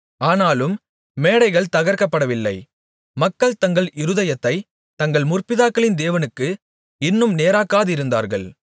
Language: Tamil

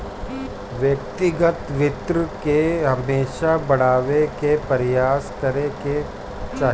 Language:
Bhojpuri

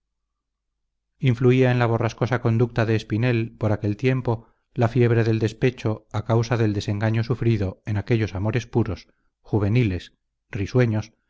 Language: Spanish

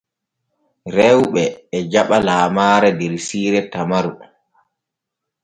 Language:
Borgu Fulfulde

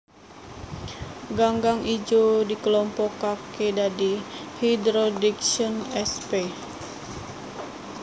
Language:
Javanese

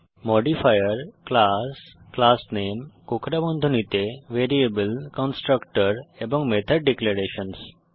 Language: Bangla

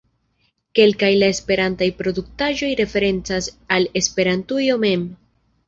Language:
Esperanto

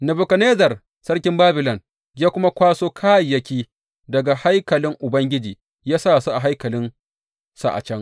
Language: Hausa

